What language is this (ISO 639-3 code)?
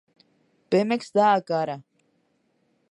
glg